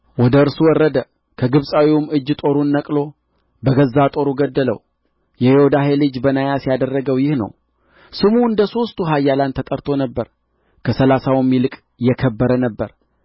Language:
Amharic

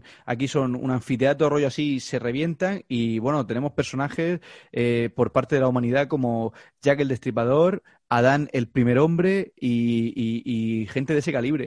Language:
Spanish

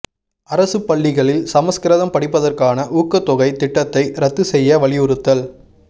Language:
Tamil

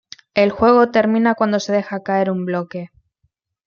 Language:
Spanish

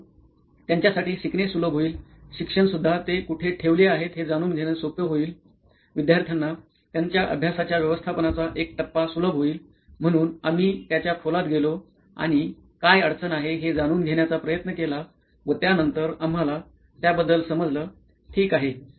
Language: Marathi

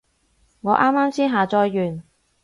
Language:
Cantonese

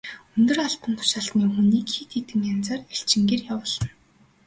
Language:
Mongolian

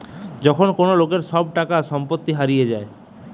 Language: Bangla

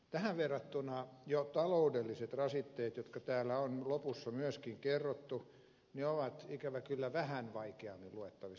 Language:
Finnish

